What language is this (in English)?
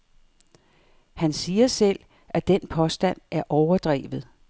Danish